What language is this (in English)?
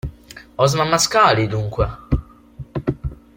Italian